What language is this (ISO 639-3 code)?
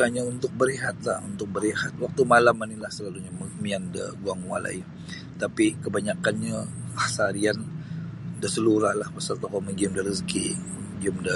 bsy